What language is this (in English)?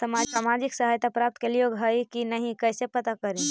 Magahi